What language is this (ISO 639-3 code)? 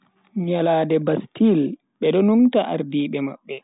fui